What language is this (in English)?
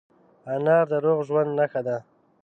Pashto